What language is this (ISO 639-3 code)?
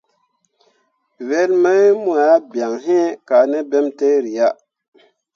mua